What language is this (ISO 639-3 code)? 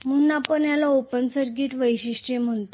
mar